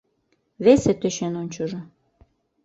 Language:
Mari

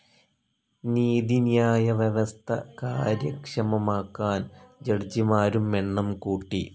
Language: Malayalam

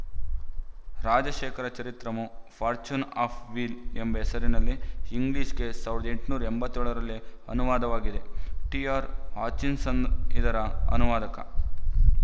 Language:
Kannada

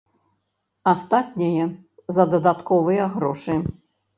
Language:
Belarusian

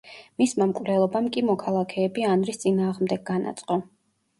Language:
Georgian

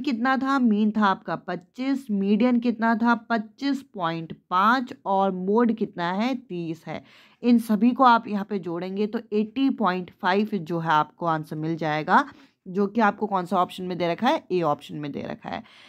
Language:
Hindi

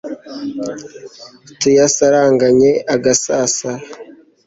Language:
Kinyarwanda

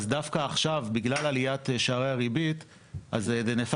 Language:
Hebrew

